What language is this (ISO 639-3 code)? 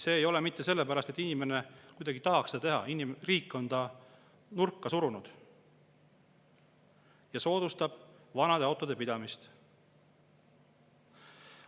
est